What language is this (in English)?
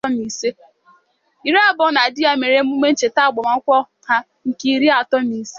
Igbo